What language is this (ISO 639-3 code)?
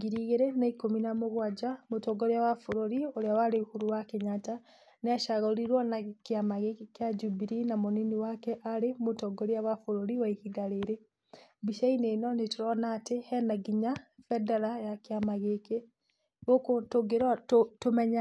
kik